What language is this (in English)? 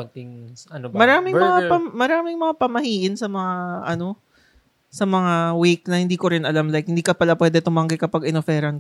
Filipino